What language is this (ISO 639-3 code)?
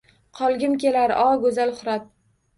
uzb